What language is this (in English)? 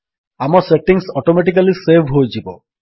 Odia